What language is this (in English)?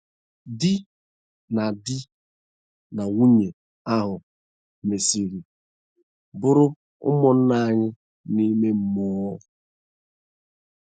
Igbo